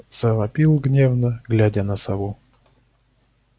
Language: Russian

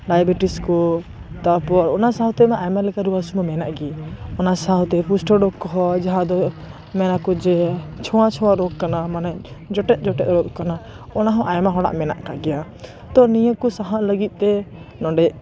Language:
Santali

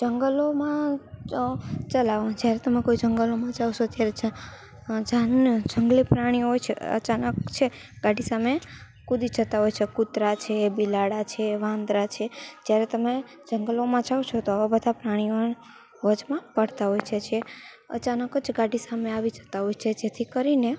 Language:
Gujarati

